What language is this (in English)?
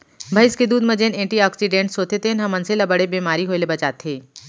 Chhattisgarhi